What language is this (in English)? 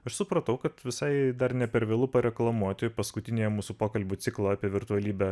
Lithuanian